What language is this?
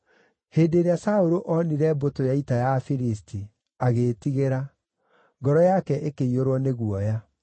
Kikuyu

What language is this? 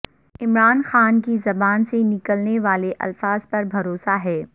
Urdu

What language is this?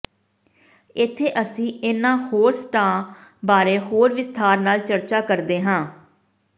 Punjabi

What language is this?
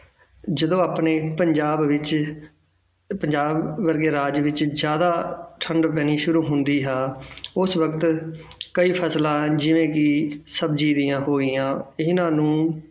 Punjabi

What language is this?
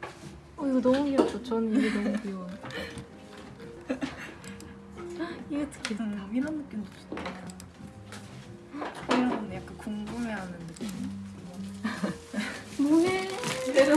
Korean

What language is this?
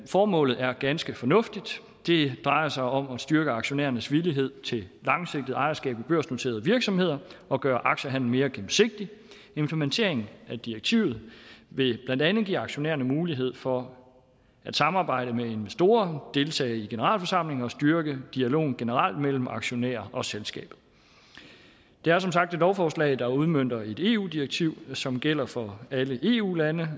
Danish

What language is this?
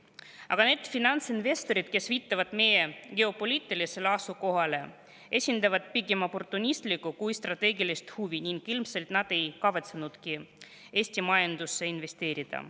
Estonian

